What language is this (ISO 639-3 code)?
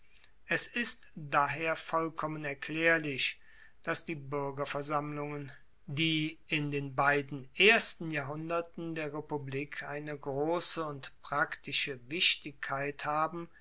deu